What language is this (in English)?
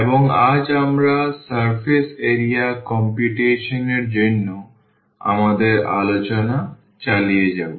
Bangla